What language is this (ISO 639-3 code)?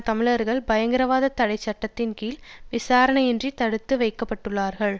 tam